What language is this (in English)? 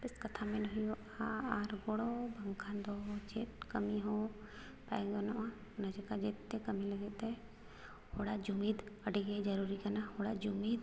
Santali